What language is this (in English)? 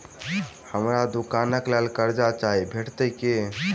Maithili